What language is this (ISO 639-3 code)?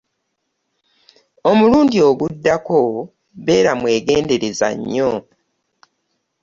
lug